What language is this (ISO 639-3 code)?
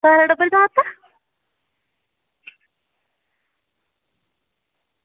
doi